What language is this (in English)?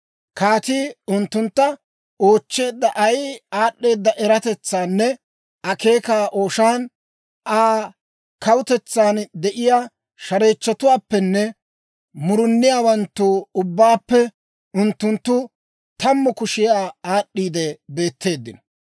Dawro